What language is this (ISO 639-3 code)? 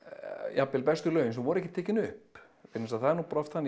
isl